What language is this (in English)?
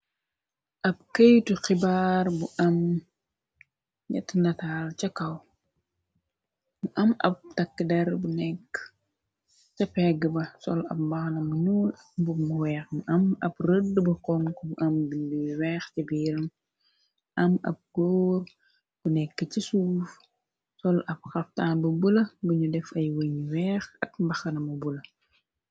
Wolof